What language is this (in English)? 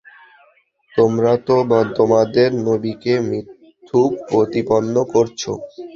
Bangla